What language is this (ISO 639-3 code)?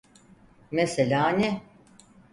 tur